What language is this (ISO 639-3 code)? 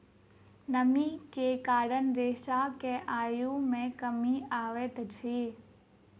mai